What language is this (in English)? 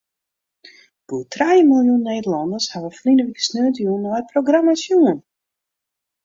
Western Frisian